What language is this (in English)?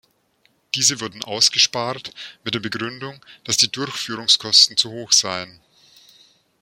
German